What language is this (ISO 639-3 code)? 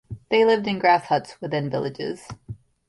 eng